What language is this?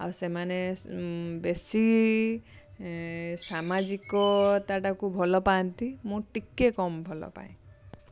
Odia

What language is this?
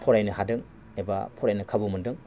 Bodo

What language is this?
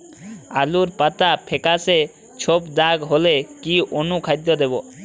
Bangla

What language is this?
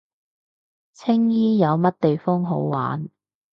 Cantonese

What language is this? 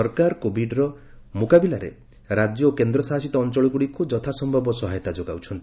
Odia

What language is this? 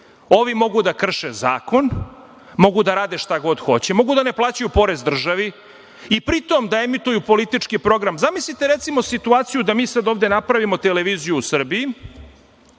Serbian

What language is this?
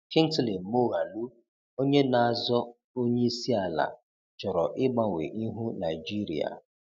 Igbo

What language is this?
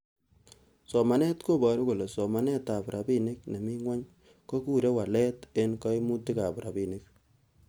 Kalenjin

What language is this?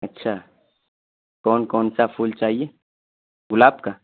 Urdu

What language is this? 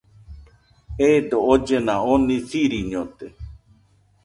Nüpode Huitoto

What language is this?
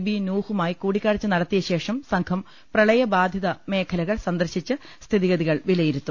Malayalam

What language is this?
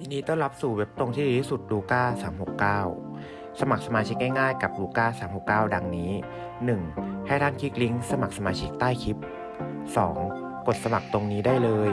Thai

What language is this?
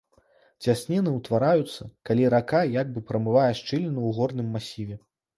Belarusian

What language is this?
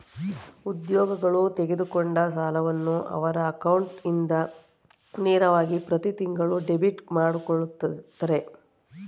Kannada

